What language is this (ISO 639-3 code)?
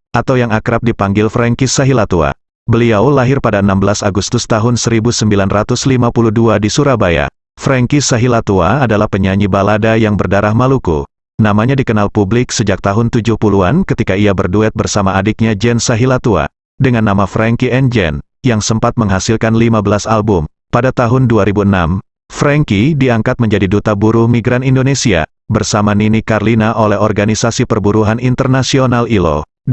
ind